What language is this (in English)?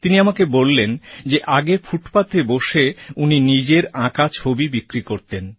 Bangla